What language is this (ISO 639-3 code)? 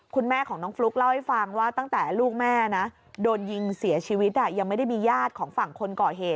tha